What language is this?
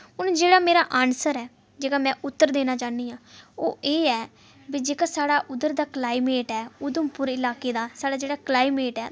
Dogri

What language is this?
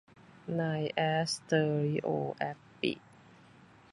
Thai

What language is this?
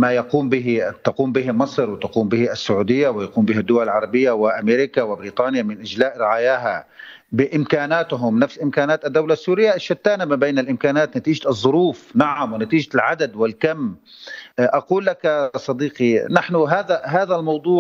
Arabic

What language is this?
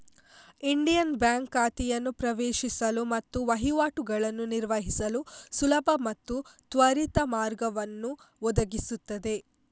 Kannada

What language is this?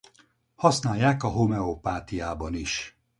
Hungarian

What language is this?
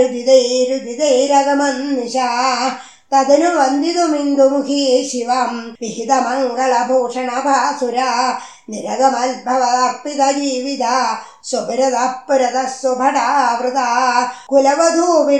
Tamil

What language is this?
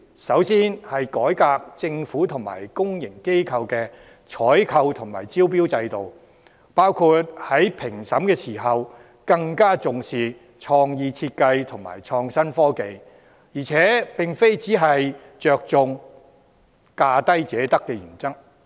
Cantonese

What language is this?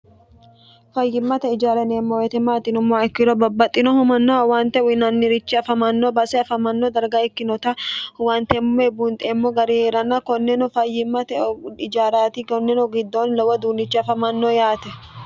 Sidamo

